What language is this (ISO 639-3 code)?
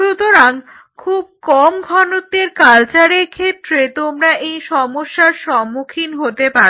ben